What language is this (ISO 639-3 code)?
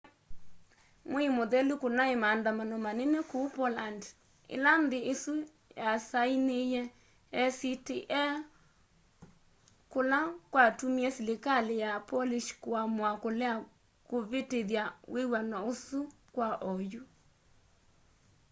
kam